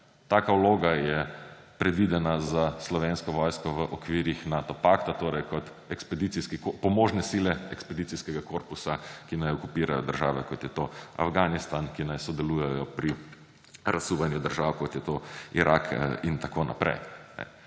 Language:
Slovenian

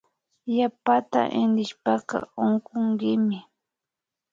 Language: Imbabura Highland Quichua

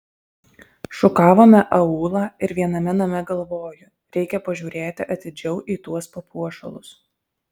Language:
Lithuanian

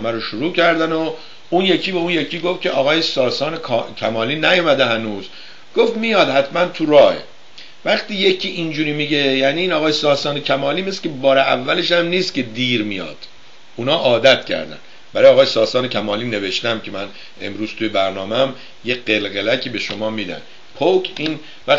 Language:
Persian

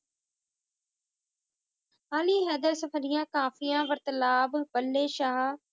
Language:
Punjabi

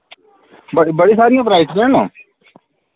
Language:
Dogri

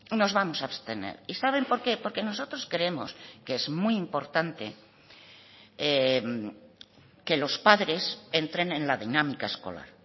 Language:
Spanish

